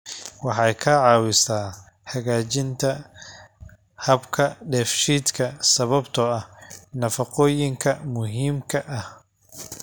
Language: Somali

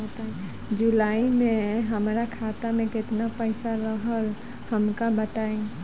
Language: Bhojpuri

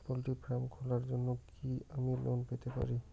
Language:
Bangla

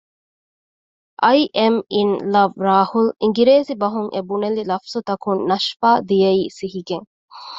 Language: Divehi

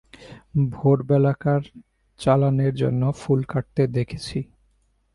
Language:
Bangla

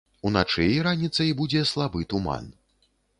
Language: Belarusian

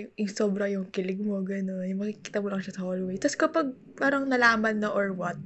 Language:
Filipino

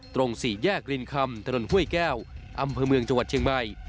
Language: Thai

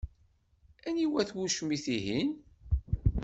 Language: Kabyle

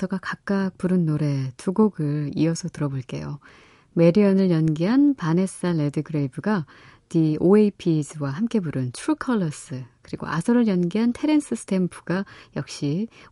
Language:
Korean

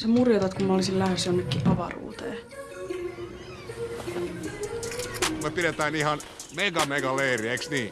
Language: Finnish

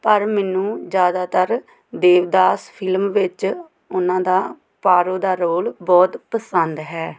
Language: Punjabi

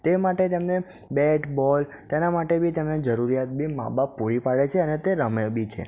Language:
Gujarati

